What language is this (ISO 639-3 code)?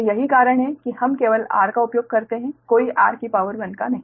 hin